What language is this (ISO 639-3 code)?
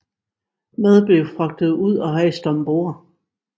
dan